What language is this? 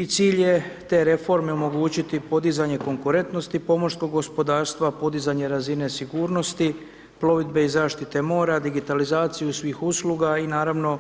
Croatian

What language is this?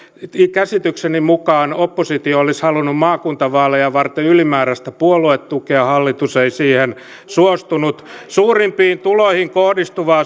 Finnish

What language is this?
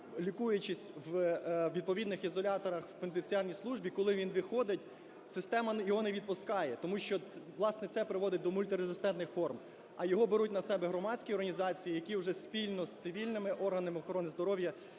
Ukrainian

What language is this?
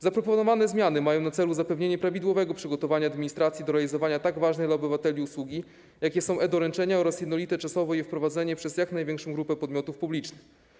Polish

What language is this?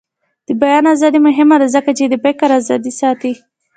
Pashto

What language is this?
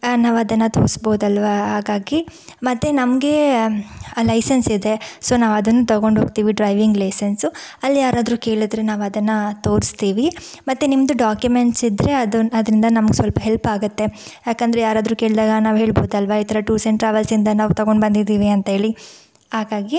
Kannada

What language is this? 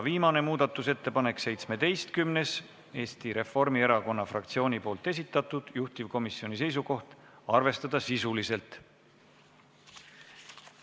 Estonian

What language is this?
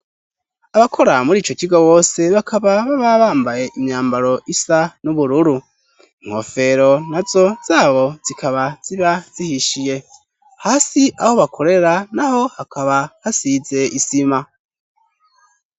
Rundi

